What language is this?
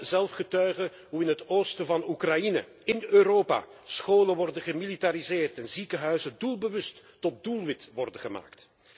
Dutch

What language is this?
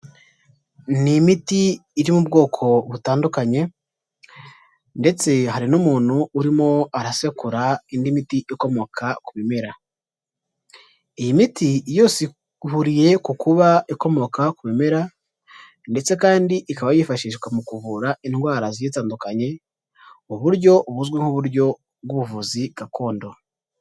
Kinyarwanda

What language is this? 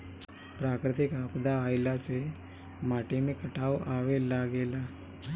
Bhojpuri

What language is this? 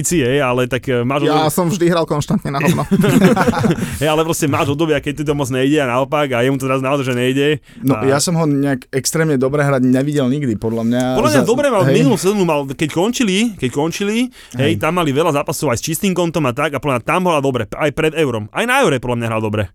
Slovak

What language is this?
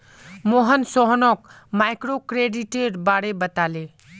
Magahi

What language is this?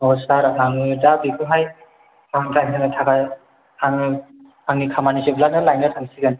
Bodo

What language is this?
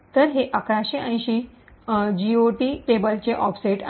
Marathi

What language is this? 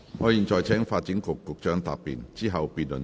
Cantonese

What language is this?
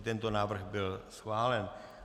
Czech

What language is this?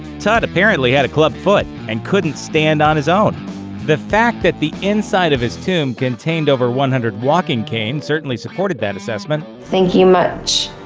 English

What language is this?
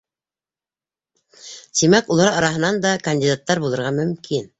Bashkir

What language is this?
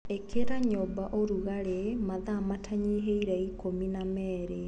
Kikuyu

